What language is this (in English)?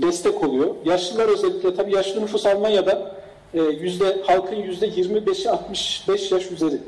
Turkish